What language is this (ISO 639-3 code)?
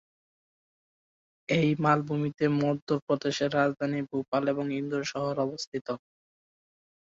ben